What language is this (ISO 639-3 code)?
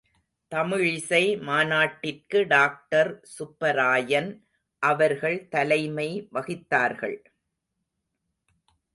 tam